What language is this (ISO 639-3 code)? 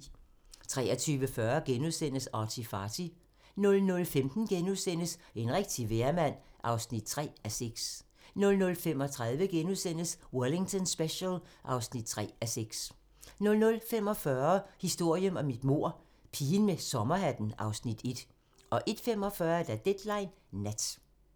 dan